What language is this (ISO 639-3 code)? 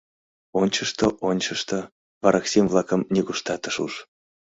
chm